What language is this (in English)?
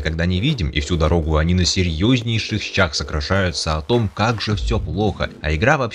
Russian